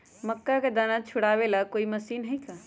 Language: Magahi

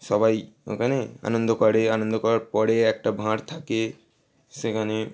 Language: Bangla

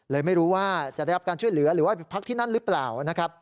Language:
Thai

